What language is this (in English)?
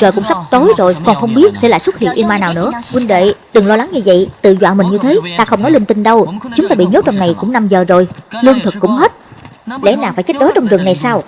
Vietnamese